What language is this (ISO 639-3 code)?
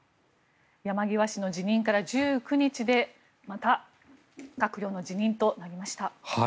jpn